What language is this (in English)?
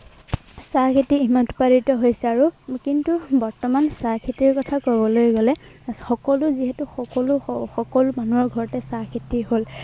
Assamese